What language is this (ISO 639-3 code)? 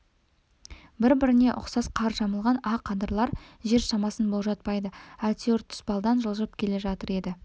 kaz